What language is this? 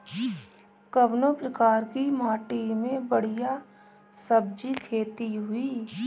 Bhojpuri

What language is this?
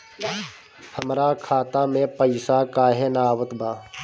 Bhojpuri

